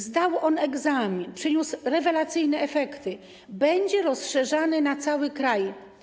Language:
Polish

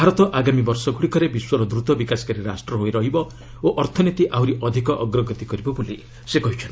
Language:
Odia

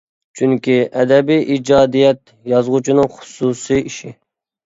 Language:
Uyghur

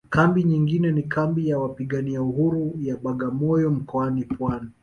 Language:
Swahili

